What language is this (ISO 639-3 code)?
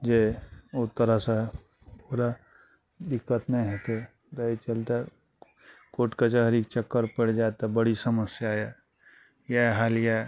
mai